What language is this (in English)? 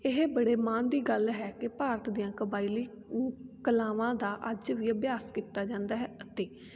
Punjabi